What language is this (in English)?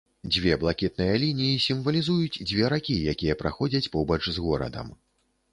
Belarusian